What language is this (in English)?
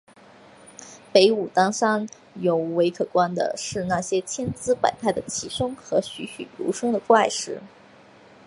Chinese